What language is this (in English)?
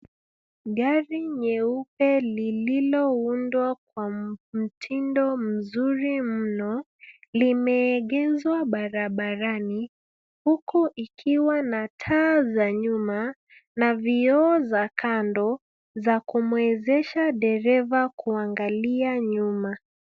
Swahili